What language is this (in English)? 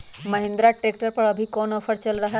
Magahi